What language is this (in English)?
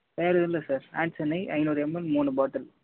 Tamil